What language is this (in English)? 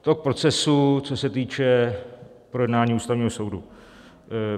Czech